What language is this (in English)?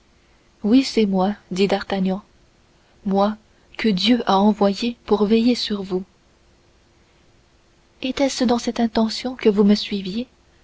French